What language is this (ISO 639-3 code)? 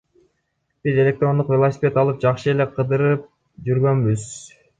kir